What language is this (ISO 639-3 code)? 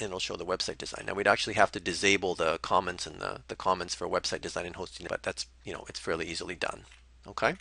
eng